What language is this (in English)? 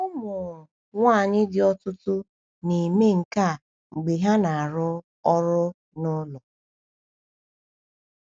Igbo